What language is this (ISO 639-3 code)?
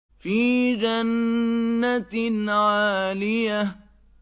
ara